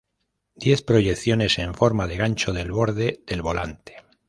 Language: Spanish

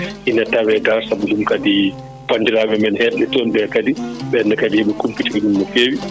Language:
Fula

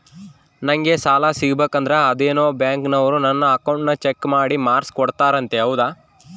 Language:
Kannada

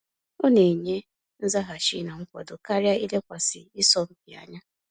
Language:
Igbo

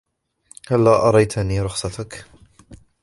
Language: Arabic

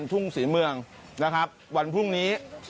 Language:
Thai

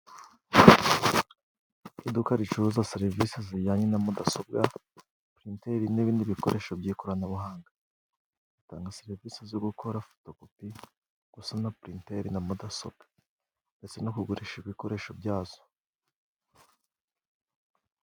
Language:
Kinyarwanda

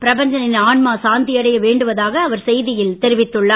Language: Tamil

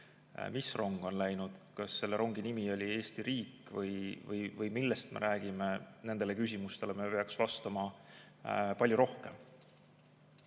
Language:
Estonian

